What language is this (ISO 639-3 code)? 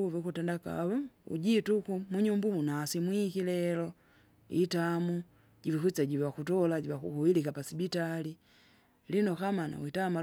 zga